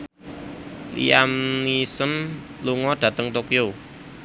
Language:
Javanese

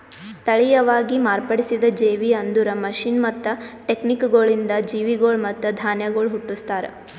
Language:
Kannada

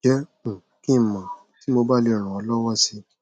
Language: Yoruba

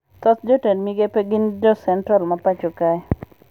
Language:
Luo (Kenya and Tanzania)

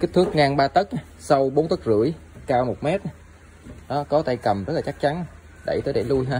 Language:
Vietnamese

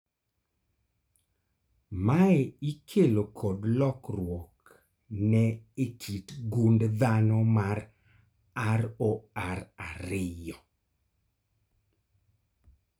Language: Luo (Kenya and Tanzania)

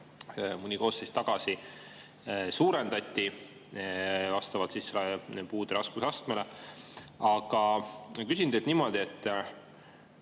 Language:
Estonian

